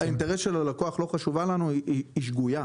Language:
Hebrew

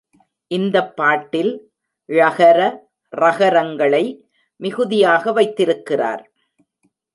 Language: Tamil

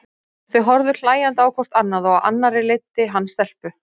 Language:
Icelandic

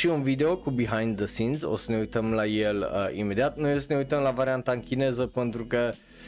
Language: Romanian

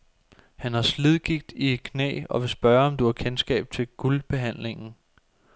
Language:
Danish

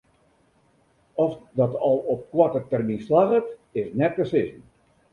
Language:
Western Frisian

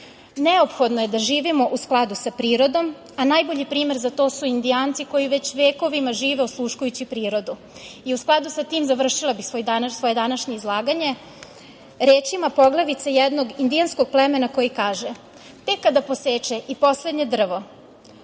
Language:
Serbian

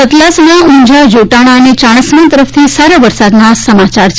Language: Gujarati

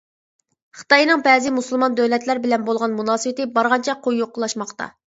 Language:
Uyghur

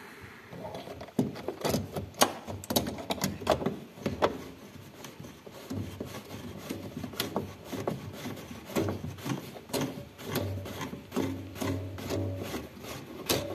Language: Turkish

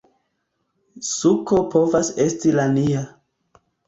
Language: Esperanto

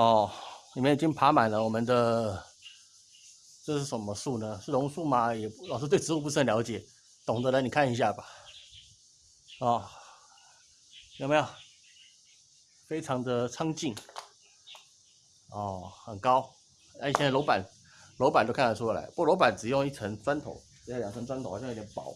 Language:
Chinese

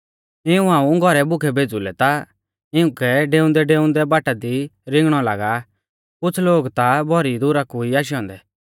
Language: Mahasu Pahari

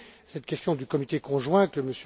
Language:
French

